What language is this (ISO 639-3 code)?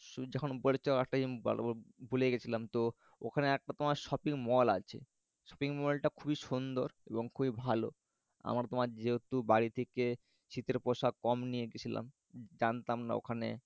ben